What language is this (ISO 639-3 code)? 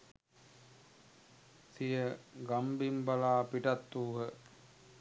sin